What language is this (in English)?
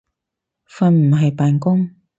Cantonese